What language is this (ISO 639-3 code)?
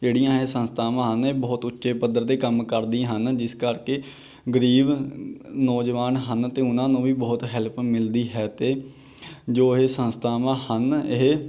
pan